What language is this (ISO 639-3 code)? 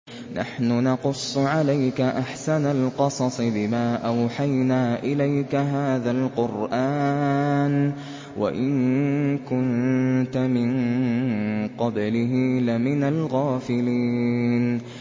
ara